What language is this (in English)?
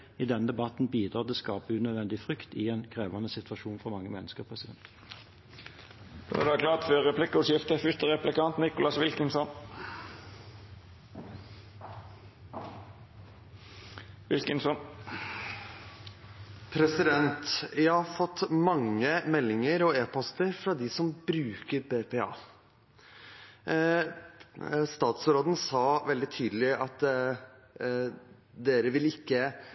Norwegian